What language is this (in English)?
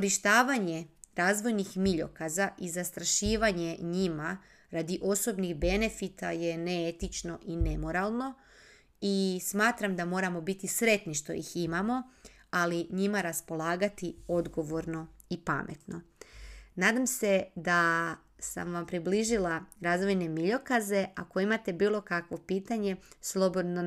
Croatian